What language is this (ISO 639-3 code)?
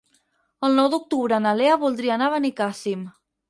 cat